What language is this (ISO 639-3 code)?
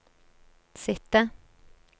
nor